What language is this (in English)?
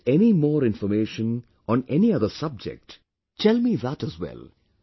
English